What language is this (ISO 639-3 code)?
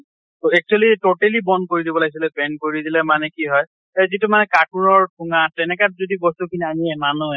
asm